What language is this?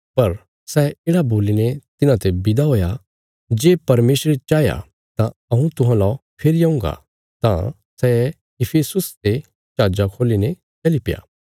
Bilaspuri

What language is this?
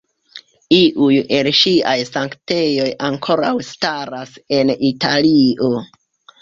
Esperanto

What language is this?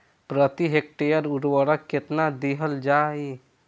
Bhojpuri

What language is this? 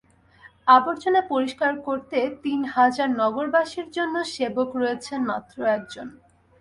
Bangla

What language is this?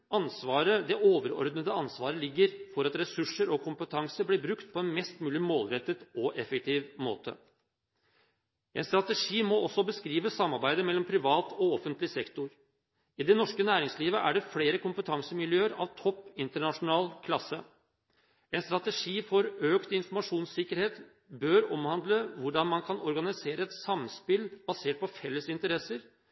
Norwegian Bokmål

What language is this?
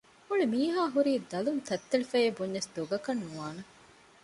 Divehi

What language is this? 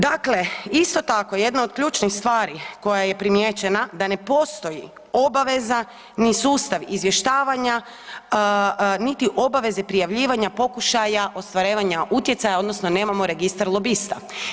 Croatian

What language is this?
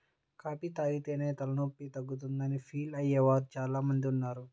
Telugu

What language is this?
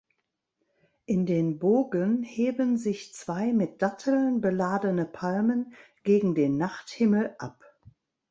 German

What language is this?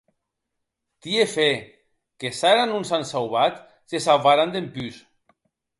Occitan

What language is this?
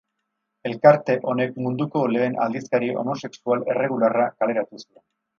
Basque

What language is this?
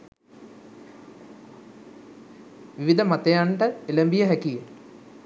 Sinhala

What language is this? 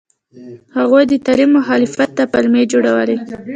Pashto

